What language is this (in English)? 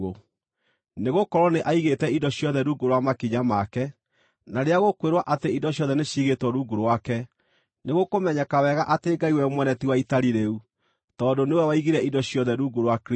Kikuyu